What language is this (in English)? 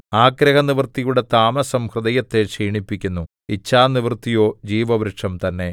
Malayalam